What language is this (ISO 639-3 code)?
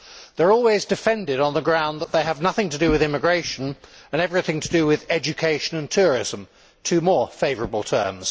eng